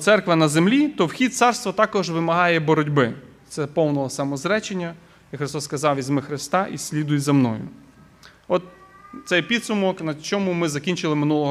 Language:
Ukrainian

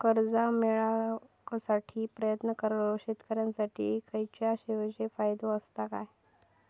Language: Marathi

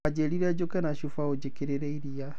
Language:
Kikuyu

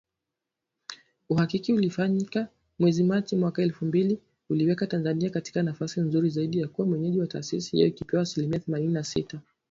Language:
Swahili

